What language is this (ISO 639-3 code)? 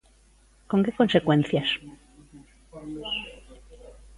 glg